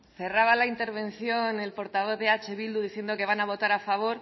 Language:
Spanish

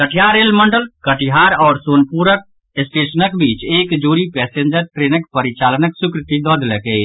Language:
Maithili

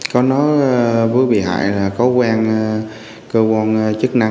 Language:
Vietnamese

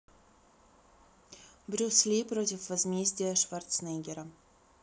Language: Russian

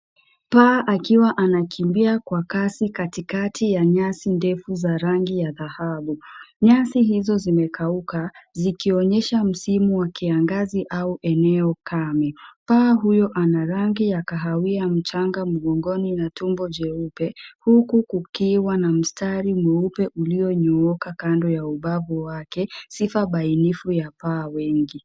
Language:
Swahili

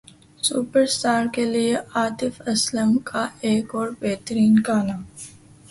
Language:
Urdu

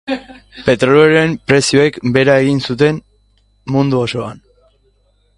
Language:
Basque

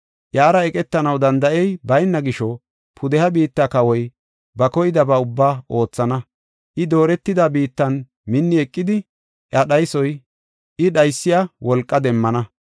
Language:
Gofa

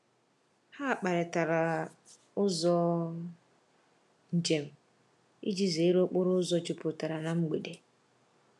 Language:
Igbo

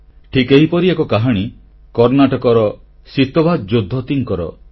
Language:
Odia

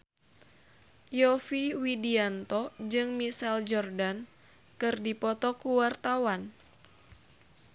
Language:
Sundanese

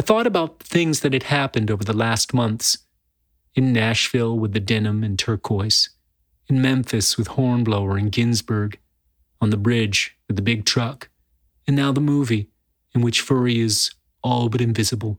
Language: English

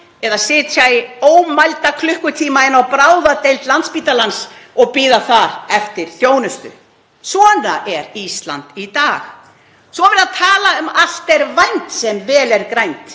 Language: Icelandic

